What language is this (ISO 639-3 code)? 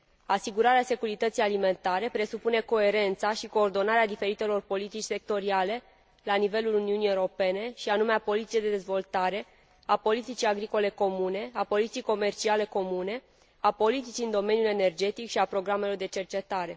ron